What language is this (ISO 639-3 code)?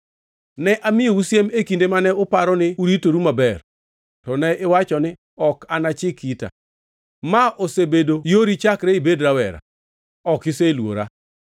luo